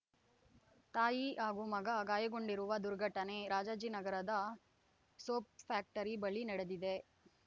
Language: Kannada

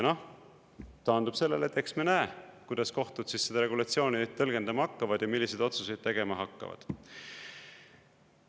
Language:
Estonian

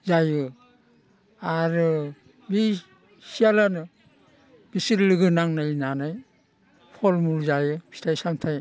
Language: Bodo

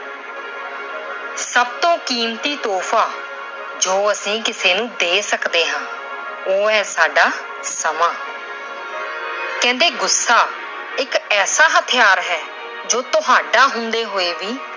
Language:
Punjabi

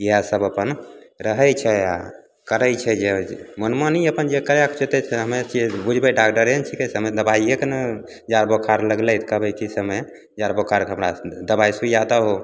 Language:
Maithili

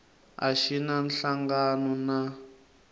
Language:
Tsonga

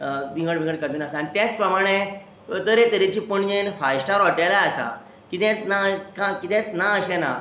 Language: Konkani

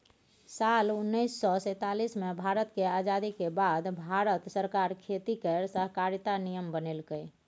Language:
Maithili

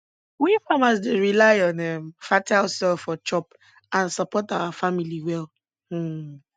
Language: Nigerian Pidgin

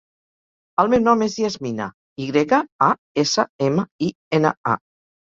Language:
Catalan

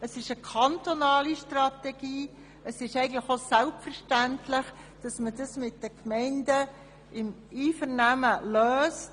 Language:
Swiss German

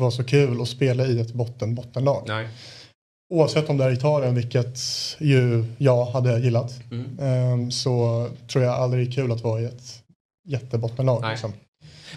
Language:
Swedish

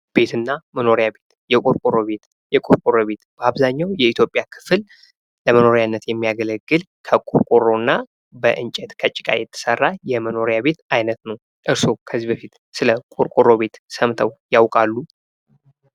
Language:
Amharic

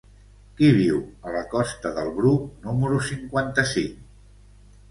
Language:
Catalan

